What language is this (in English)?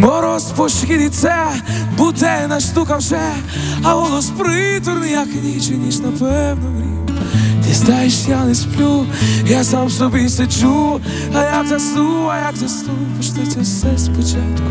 Ukrainian